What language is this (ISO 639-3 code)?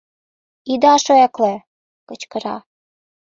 chm